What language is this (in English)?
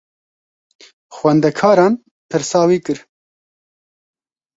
Kurdish